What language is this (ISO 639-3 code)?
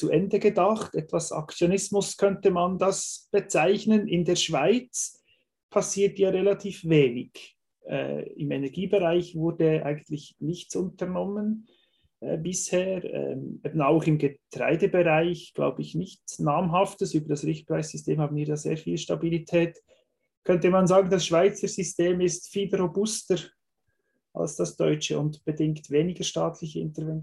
deu